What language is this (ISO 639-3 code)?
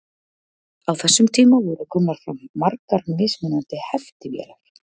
isl